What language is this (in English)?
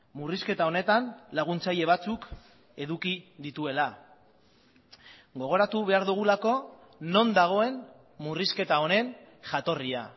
Basque